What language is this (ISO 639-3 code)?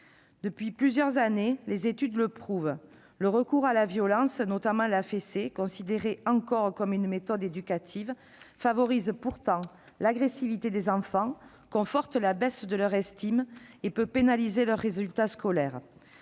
fra